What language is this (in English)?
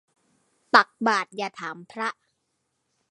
Thai